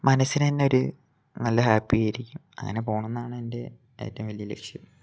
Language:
Malayalam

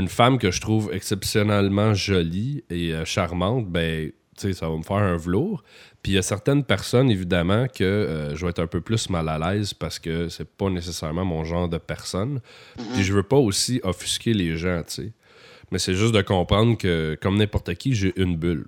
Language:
French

